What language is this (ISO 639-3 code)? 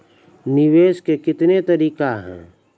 mai